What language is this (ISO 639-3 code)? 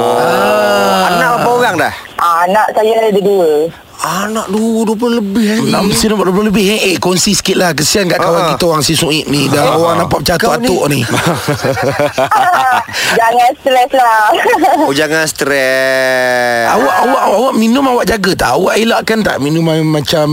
msa